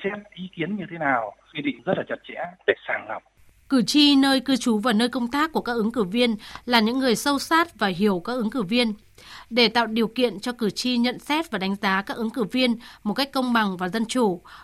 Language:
Vietnamese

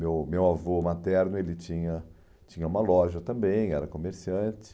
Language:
Portuguese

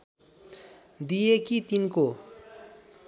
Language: Nepali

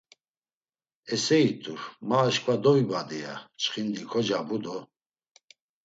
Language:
Laz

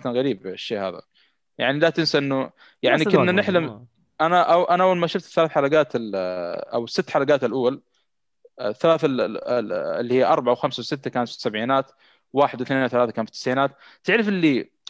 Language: Arabic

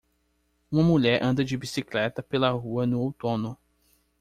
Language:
Portuguese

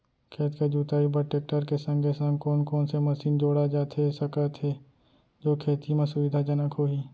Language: Chhattisgarhi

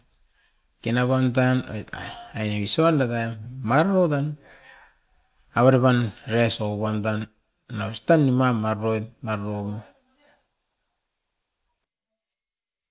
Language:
Askopan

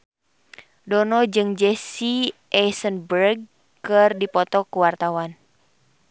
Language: Sundanese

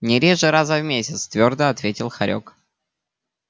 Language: Russian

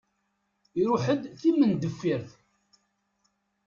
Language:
Kabyle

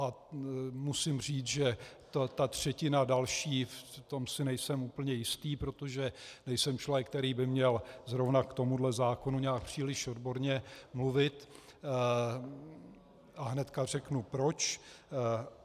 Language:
Czech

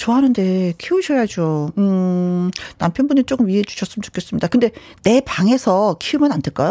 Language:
Korean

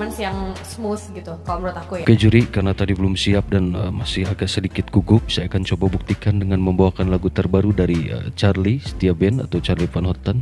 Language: Indonesian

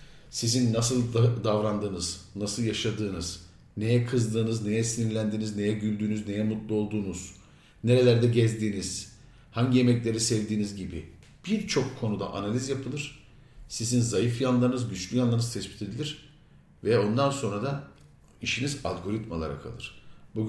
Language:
Turkish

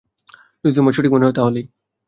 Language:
Bangla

